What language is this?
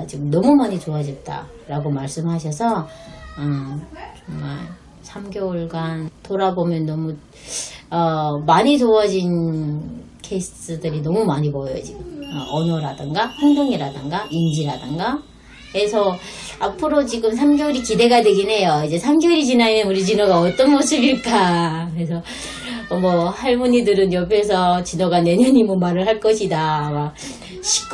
Korean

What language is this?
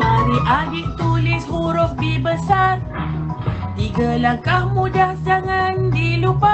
Malay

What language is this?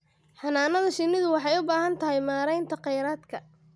Somali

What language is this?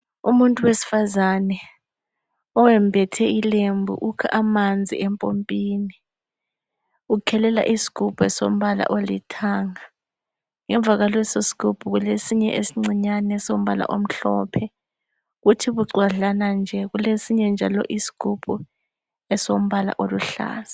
North Ndebele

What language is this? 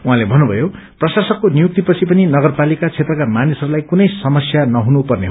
Nepali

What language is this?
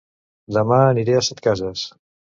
Catalan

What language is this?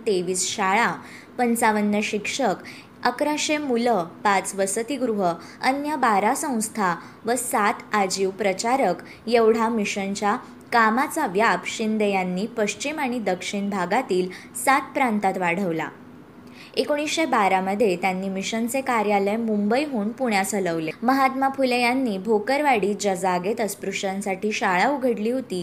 Marathi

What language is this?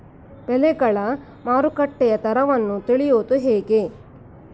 Kannada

